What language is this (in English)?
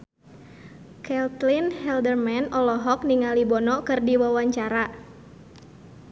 Sundanese